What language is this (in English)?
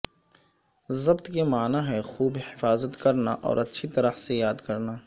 Urdu